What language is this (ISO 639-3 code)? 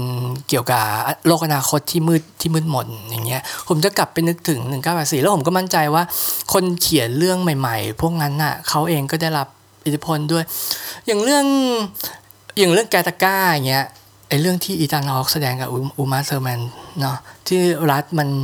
tha